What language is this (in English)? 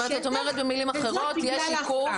Hebrew